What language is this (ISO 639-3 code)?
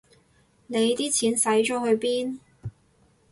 yue